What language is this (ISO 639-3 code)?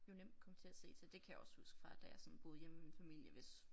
dan